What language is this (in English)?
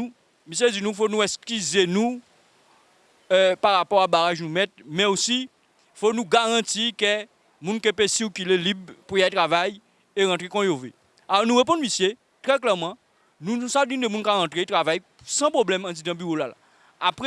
French